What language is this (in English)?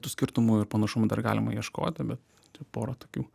Lithuanian